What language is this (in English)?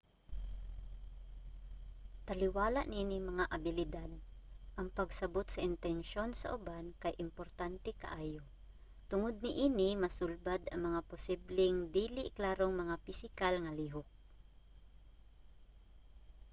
Cebuano